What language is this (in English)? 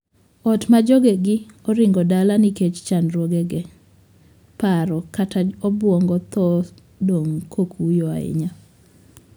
Luo (Kenya and Tanzania)